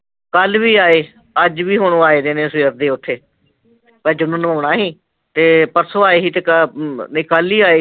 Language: Punjabi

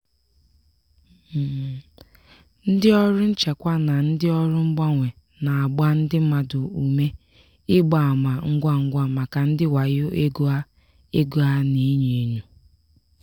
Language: Igbo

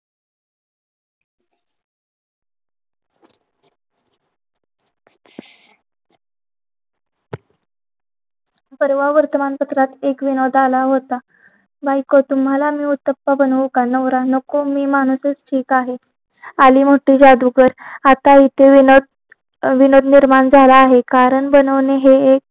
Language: Marathi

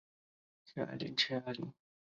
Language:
Chinese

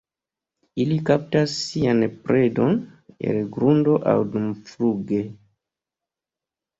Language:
Esperanto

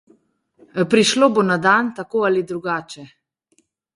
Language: Slovenian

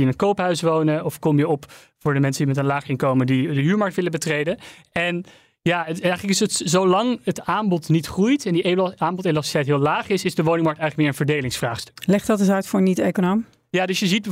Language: Dutch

